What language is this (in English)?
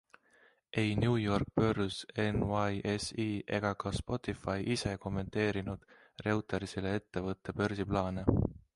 Estonian